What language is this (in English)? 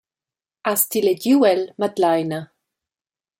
Romansh